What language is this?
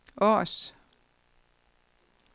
Danish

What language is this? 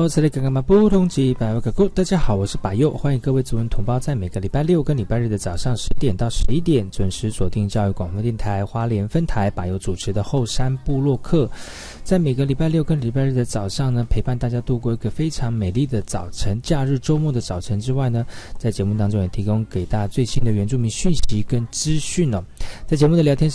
Chinese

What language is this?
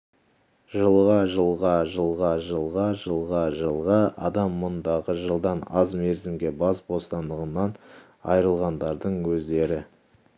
Kazakh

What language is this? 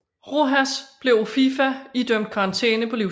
Danish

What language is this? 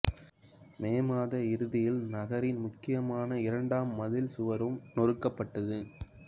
Tamil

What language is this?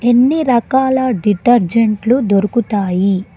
Telugu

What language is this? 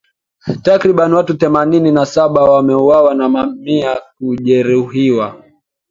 Swahili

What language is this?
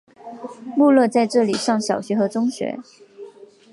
Chinese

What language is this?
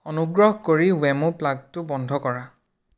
Assamese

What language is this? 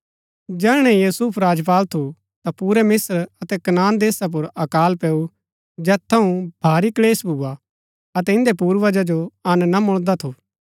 Gaddi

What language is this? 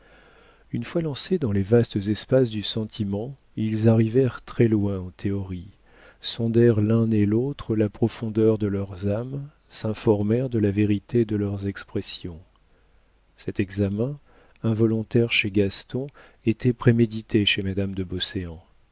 French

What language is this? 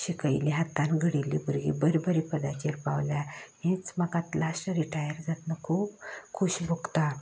Konkani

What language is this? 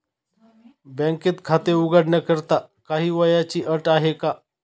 Marathi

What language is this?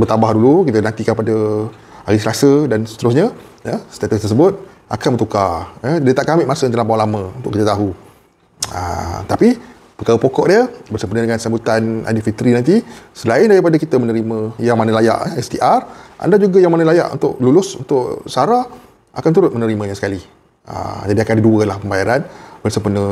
Malay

